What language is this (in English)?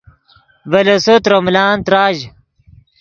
Yidgha